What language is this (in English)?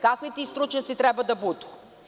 Serbian